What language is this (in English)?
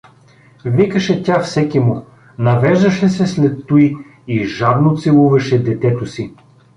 Bulgarian